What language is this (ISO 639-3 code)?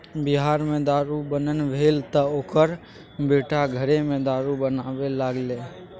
mai